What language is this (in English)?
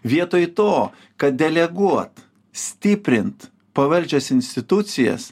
Lithuanian